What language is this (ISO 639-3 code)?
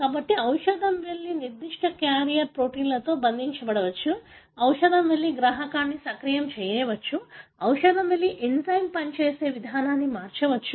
tel